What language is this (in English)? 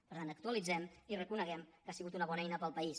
Catalan